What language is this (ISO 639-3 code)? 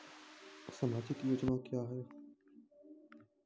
mai